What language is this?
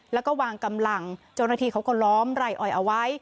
Thai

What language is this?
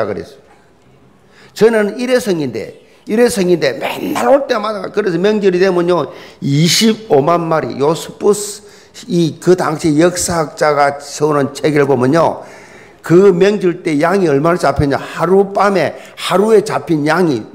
Korean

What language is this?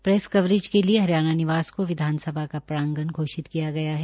Hindi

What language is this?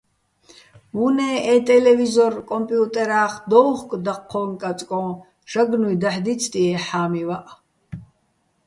Bats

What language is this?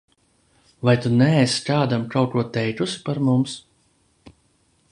Latvian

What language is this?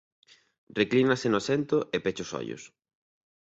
Galician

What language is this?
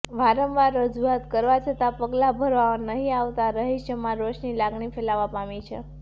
Gujarati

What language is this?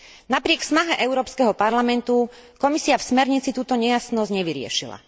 Slovak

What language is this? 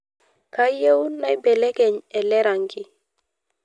Masai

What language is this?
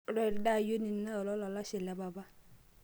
Masai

